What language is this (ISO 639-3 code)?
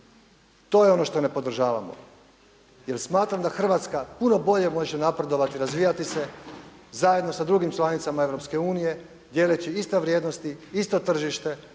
hrv